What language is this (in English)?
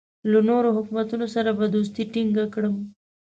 Pashto